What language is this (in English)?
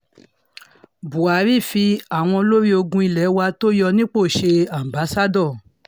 Yoruba